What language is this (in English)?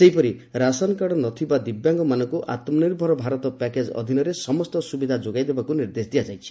Odia